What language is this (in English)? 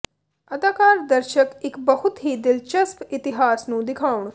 Punjabi